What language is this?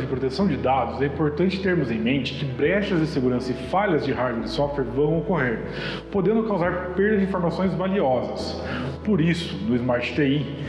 Portuguese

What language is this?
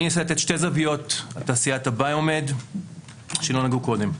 Hebrew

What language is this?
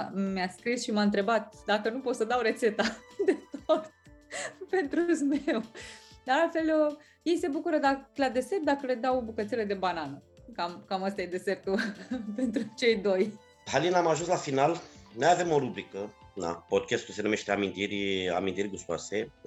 Romanian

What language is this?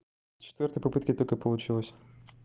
Russian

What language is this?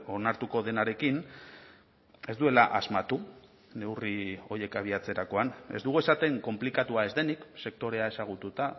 Basque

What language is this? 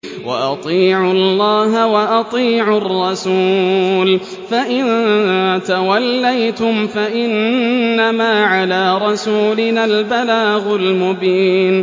Arabic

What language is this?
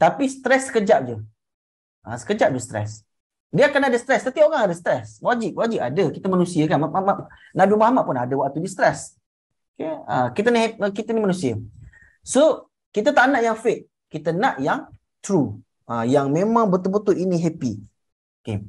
Malay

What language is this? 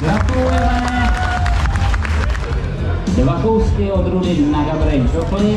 Czech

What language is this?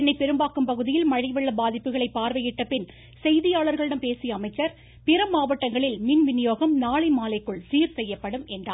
Tamil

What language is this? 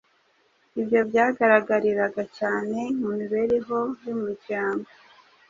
Kinyarwanda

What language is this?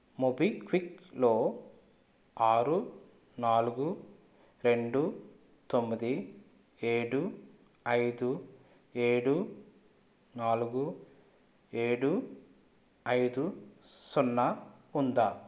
Telugu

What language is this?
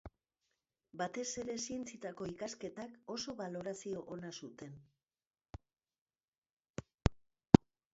Basque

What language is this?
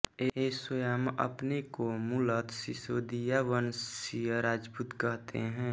Hindi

